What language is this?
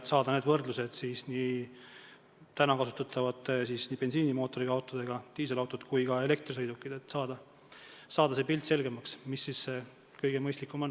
Estonian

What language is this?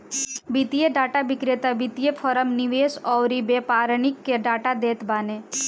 Bhojpuri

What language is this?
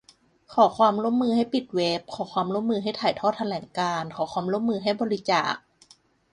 Thai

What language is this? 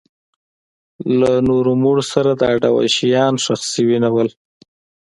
Pashto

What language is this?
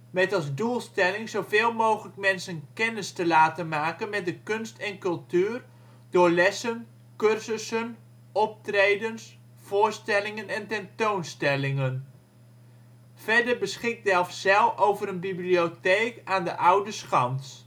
Dutch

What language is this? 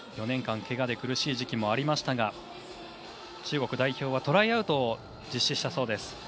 Japanese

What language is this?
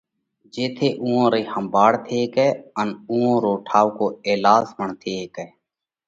Parkari Koli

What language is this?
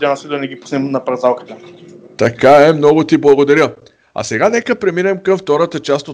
Bulgarian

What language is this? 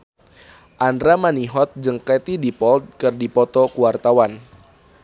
Sundanese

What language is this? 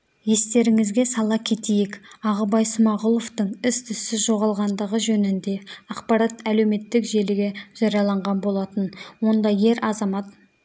Kazakh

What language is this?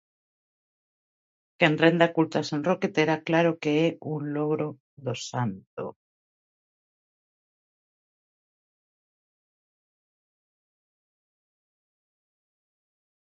Galician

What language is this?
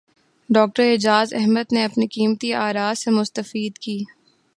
Urdu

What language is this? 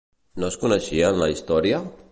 Catalan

